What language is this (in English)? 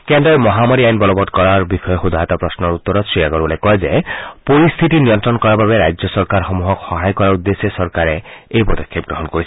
Assamese